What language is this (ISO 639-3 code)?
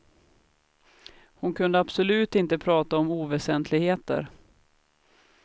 swe